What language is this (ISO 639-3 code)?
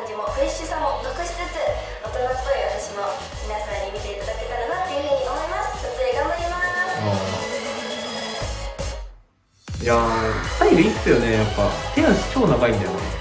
jpn